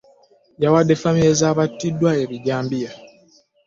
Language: Ganda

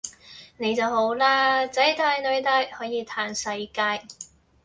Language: Cantonese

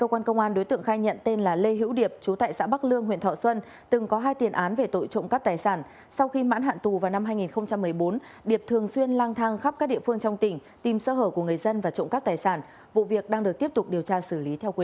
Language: Vietnamese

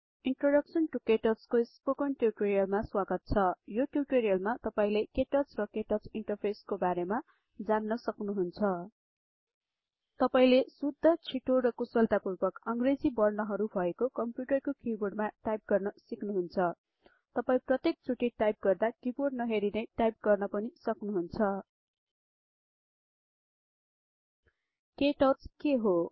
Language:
Nepali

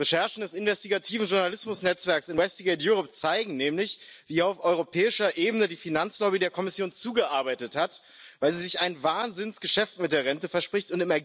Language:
German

